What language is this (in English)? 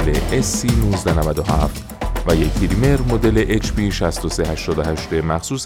Persian